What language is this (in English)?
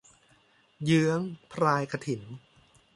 Thai